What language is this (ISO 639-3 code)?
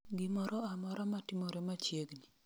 luo